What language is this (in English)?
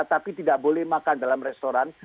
Indonesian